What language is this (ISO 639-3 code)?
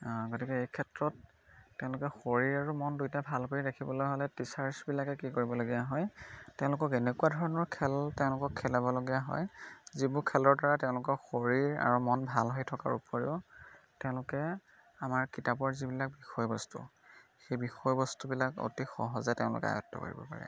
asm